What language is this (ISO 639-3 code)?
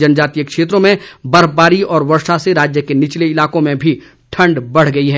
hin